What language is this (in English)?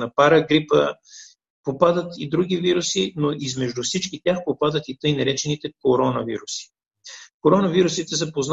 Bulgarian